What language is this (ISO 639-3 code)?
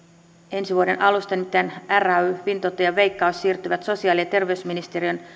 fin